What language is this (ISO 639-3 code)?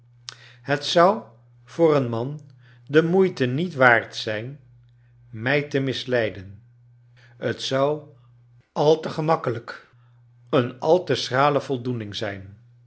nld